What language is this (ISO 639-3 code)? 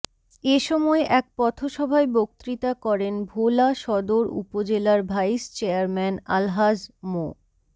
ben